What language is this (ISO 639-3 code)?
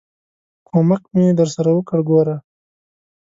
pus